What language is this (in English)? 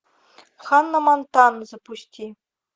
Russian